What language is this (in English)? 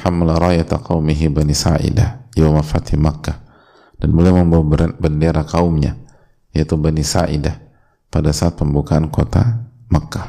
Indonesian